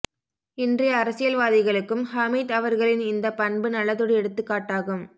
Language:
Tamil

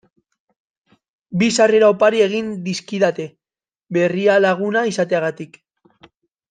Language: Basque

